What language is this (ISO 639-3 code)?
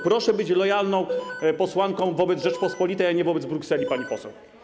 pol